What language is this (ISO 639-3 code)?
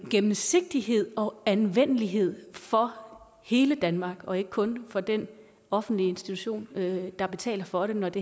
dan